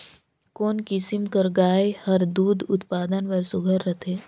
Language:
Chhattisgarhi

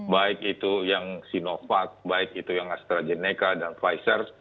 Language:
Indonesian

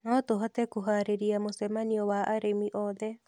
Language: Kikuyu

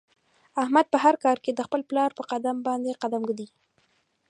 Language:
Pashto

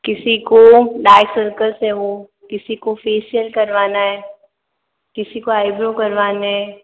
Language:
Hindi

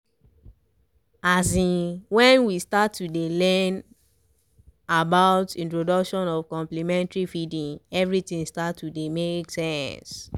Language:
Nigerian Pidgin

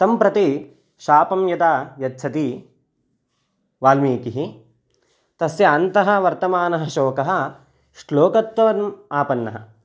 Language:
Sanskrit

